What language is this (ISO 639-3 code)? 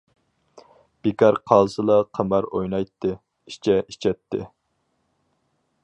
uig